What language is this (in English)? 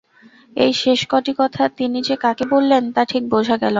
Bangla